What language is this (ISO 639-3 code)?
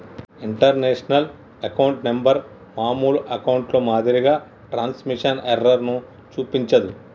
tel